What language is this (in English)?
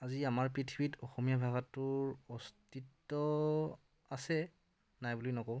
Assamese